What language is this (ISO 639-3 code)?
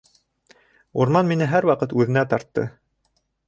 bak